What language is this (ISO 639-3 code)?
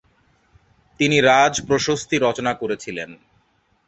ben